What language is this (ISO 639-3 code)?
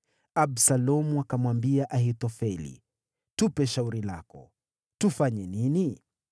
swa